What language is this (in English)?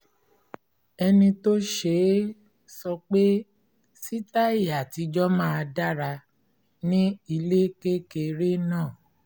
Yoruba